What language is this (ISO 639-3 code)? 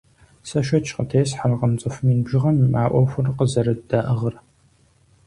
kbd